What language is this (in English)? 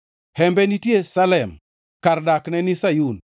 Luo (Kenya and Tanzania)